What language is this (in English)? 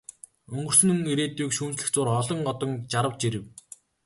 Mongolian